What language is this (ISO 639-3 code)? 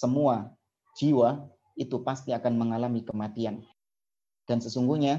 ind